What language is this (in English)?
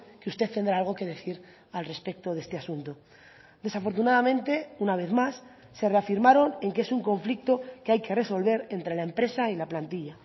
Spanish